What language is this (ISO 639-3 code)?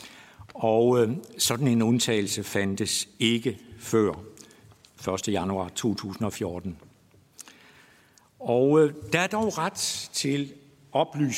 dan